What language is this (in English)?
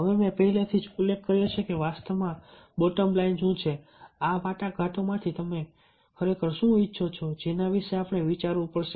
Gujarati